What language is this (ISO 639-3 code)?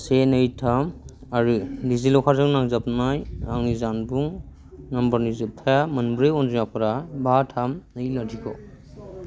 brx